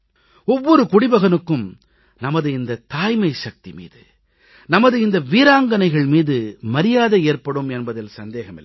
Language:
Tamil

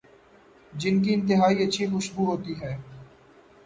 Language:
Urdu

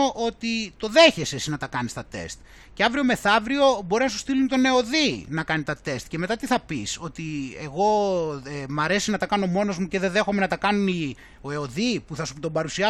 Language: Greek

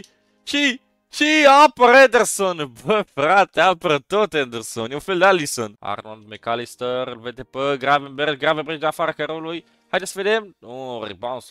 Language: Romanian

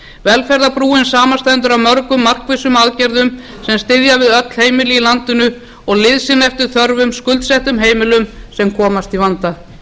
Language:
Icelandic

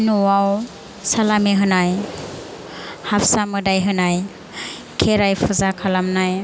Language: Bodo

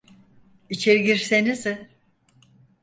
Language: Turkish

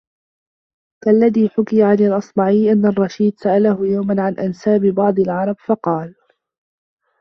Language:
Arabic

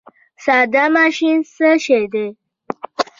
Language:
Pashto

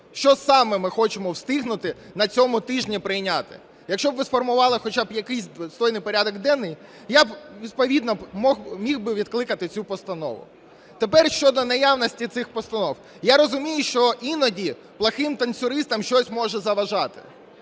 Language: Ukrainian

